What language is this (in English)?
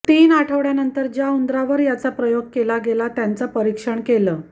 Marathi